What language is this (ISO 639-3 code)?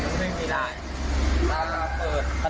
tha